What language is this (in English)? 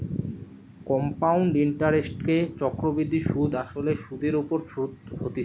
Bangla